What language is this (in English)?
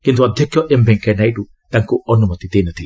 Odia